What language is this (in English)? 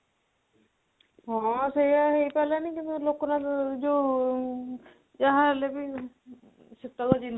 Odia